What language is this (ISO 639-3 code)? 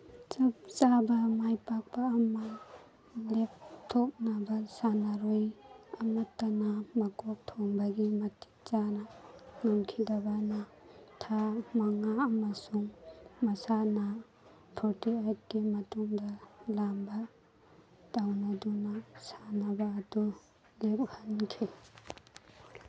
mni